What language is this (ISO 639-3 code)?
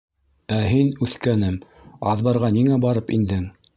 bak